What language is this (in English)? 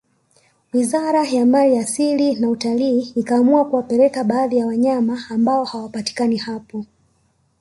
Swahili